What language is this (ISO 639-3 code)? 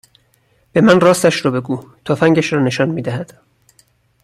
fas